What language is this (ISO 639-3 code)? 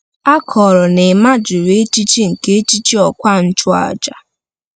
ibo